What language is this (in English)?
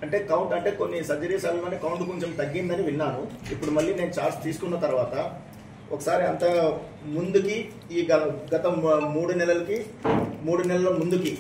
Telugu